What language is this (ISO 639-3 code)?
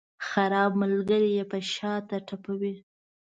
pus